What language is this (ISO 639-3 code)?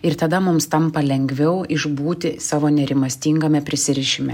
lit